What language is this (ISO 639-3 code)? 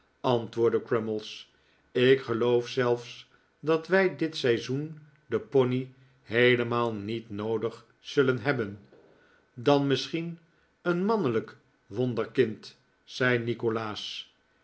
nld